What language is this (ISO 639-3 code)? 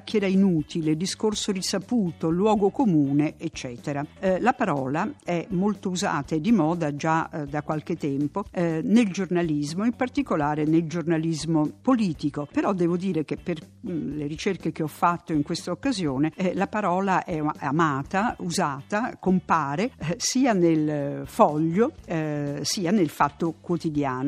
ita